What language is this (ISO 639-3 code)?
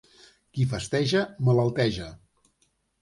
cat